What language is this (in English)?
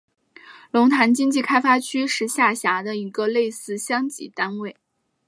Chinese